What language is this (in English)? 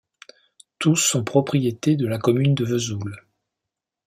French